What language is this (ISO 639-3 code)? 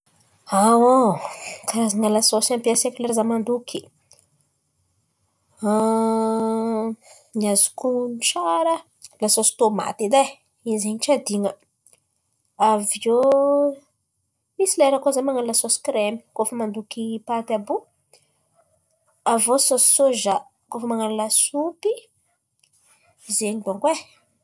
xmv